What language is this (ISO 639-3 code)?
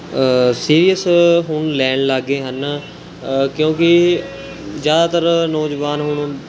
pan